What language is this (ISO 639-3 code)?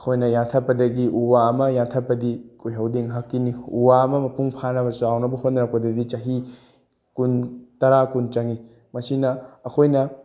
mni